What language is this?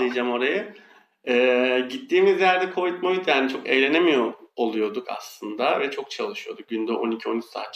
Turkish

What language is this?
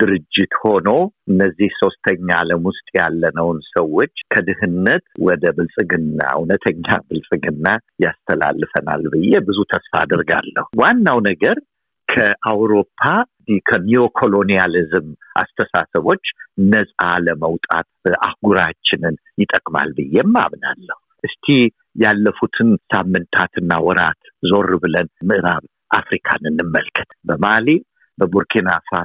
Amharic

